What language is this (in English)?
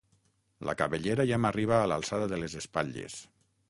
Catalan